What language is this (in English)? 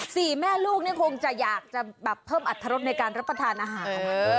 Thai